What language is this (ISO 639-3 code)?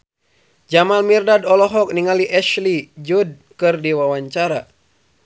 sun